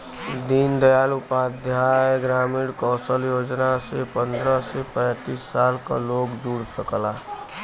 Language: Bhojpuri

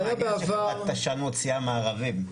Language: Hebrew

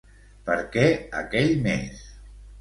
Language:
Catalan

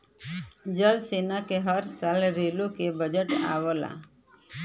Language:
Bhojpuri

